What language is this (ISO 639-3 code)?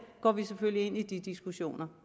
dan